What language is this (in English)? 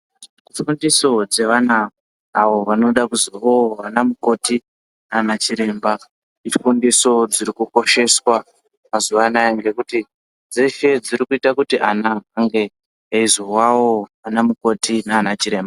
Ndau